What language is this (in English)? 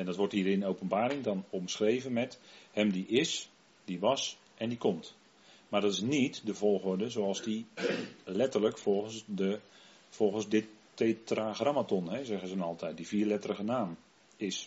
Dutch